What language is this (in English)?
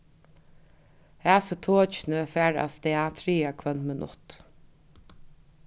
Faroese